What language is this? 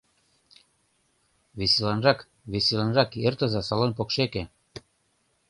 Mari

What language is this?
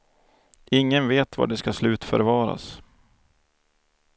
Swedish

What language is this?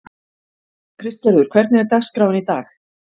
Icelandic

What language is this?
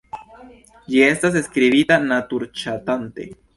Esperanto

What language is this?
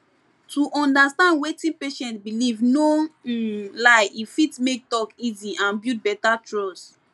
Nigerian Pidgin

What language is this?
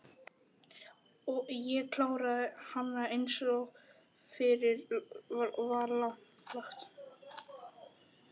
Icelandic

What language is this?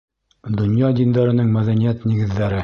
Bashkir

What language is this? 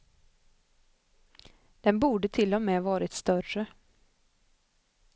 Swedish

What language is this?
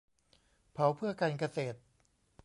Thai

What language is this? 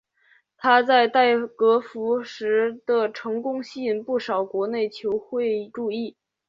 Chinese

